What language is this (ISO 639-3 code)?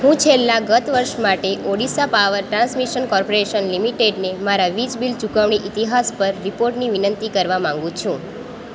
guj